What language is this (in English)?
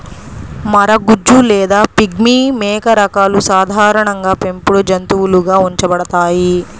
Telugu